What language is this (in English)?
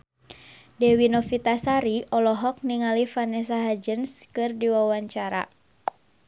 Sundanese